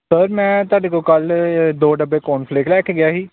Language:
Punjabi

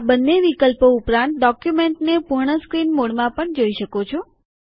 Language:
Gujarati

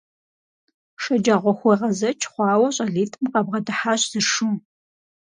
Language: Kabardian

